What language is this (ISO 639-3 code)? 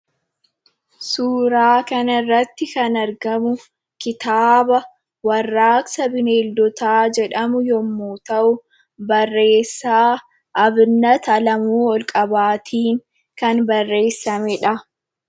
orm